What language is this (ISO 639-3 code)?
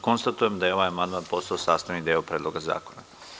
srp